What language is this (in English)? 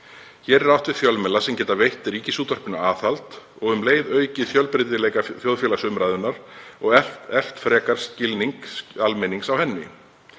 Icelandic